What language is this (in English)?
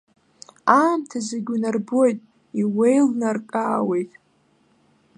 Abkhazian